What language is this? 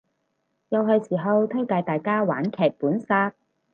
Cantonese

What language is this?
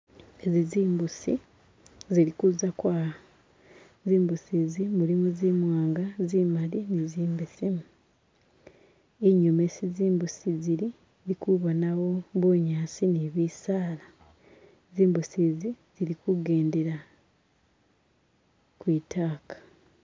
Masaaba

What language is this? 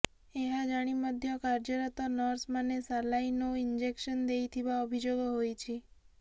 Odia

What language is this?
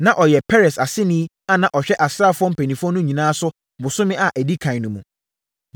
Akan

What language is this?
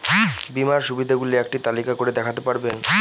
Bangla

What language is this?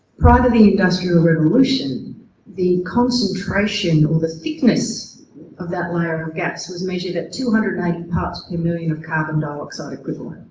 English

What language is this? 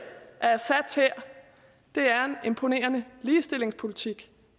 Danish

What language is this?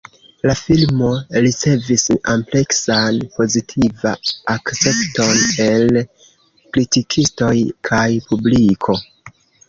Esperanto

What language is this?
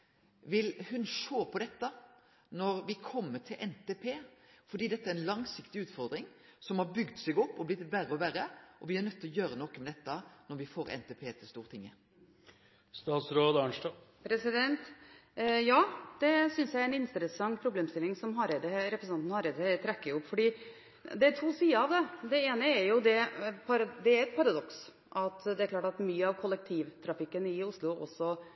Norwegian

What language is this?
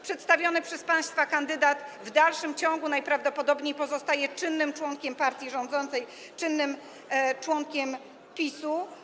Polish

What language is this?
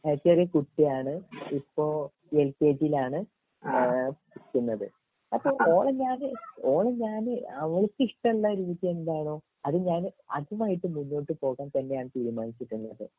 Malayalam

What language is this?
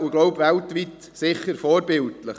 Swiss German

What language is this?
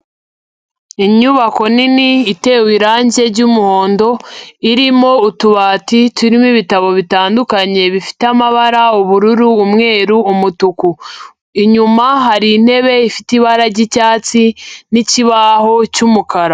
Kinyarwanda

